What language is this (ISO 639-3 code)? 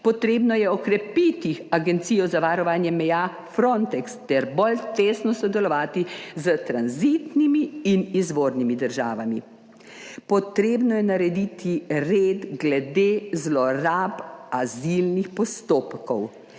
slv